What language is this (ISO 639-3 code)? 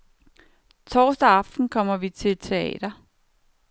dan